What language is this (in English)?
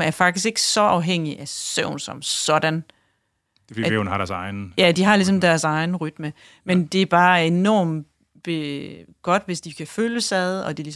Danish